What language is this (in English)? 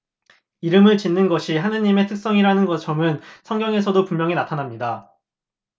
Korean